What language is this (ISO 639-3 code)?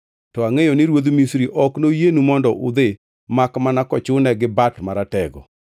luo